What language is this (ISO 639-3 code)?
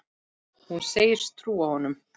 isl